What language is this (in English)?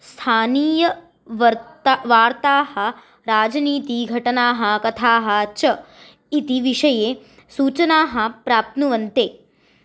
Sanskrit